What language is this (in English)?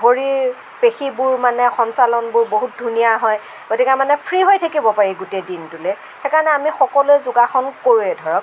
Assamese